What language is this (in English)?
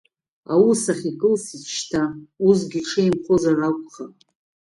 Abkhazian